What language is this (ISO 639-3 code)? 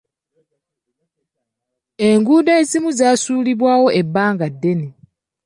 lug